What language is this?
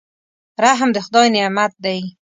Pashto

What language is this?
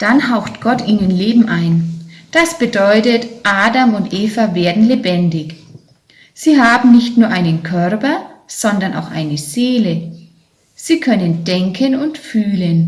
German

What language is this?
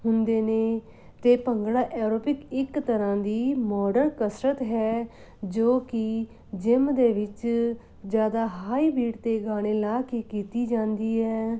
Punjabi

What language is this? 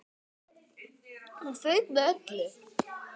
Icelandic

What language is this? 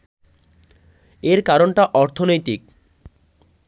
Bangla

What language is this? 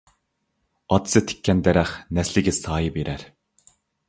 Uyghur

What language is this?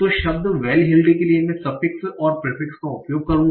Hindi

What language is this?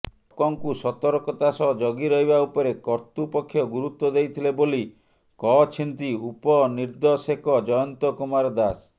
Odia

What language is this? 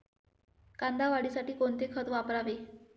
Marathi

